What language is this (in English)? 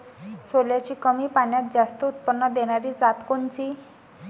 Marathi